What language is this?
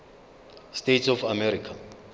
Zulu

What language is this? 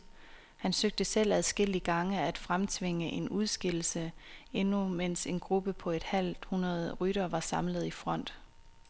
Danish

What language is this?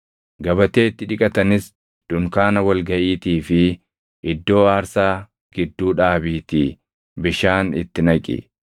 Oromo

